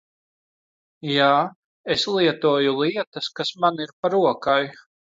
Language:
Latvian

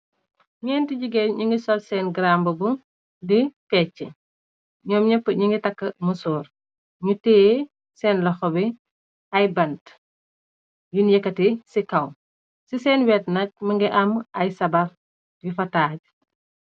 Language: Wolof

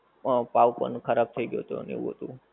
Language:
Gujarati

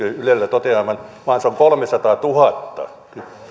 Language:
Finnish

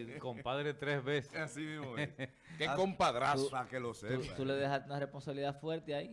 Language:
Spanish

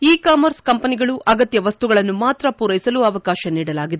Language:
Kannada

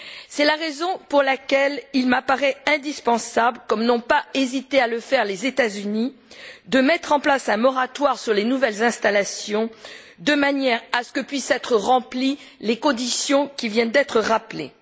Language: French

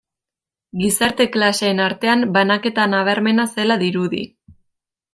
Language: Basque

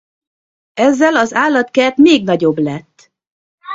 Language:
Hungarian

